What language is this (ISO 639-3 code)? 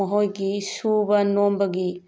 mni